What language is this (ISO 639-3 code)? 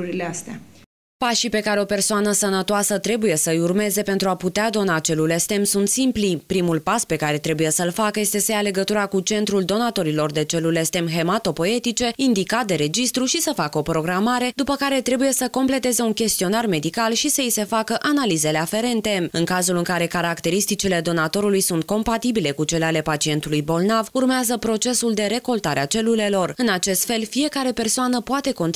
ron